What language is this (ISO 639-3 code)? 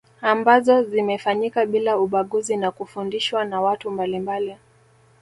swa